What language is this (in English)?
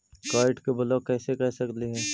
Magahi